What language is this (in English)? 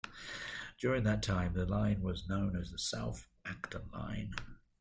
English